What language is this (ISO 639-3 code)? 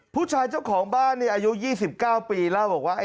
tha